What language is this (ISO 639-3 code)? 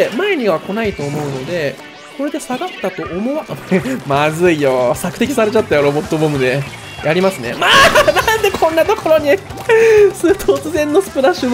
jpn